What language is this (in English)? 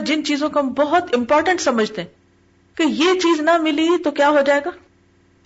Urdu